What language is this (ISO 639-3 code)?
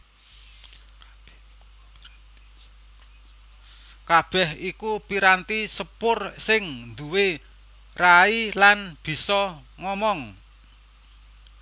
jav